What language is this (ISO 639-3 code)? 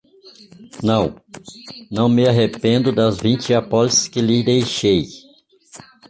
por